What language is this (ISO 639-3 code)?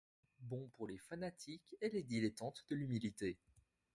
fra